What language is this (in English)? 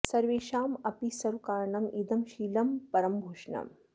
Sanskrit